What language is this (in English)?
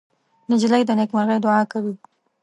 Pashto